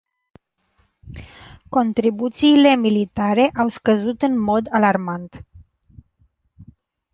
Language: Romanian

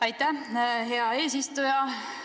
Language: Estonian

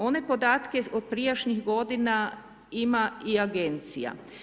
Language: Croatian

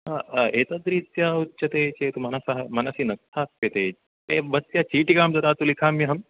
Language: Sanskrit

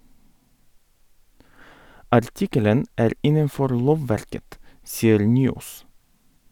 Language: Norwegian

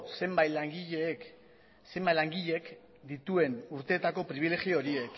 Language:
Basque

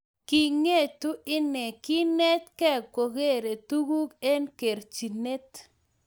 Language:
Kalenjin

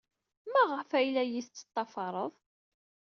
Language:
Kabyle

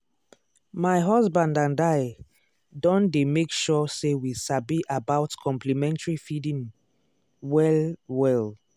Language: Nigerian Pidgin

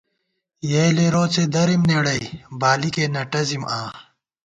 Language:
Gawar-Bati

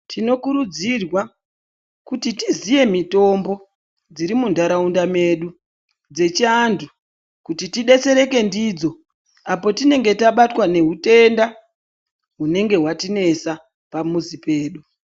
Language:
Ndau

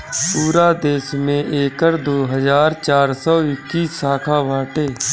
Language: Bhojpuri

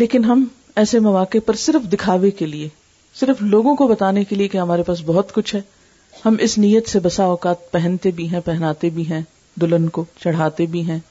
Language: Urdu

